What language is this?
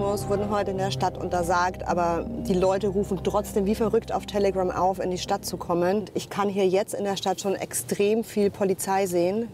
German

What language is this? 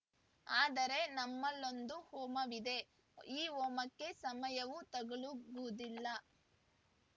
Kannada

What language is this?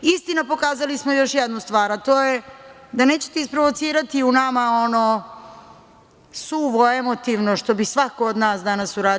Serbian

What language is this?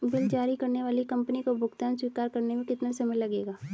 Hindi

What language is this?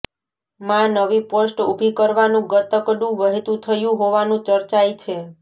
Gujarati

